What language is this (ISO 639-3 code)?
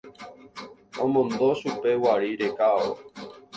grn